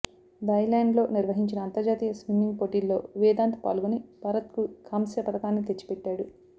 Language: Telugu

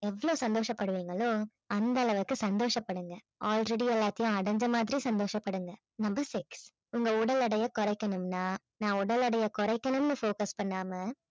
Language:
Tamil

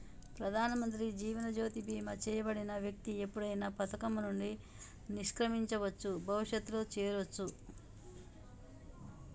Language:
Telugu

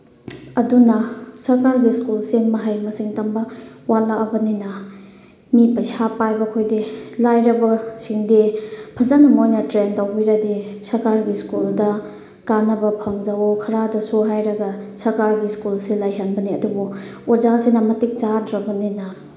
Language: Manipuri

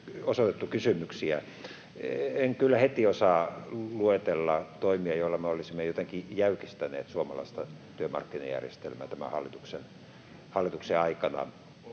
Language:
Finnish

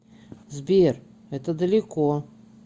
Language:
Russian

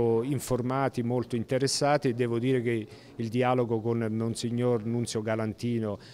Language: Italian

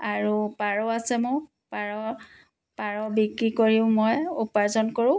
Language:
Assamese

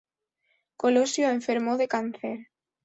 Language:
Spanish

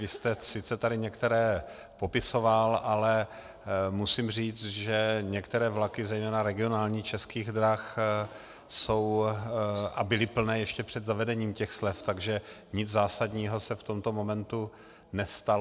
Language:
Czech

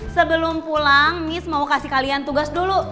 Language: Indonesian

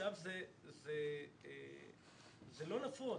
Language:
Hebrew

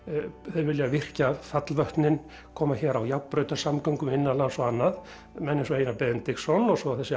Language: Icelandic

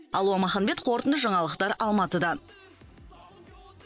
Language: Kazakh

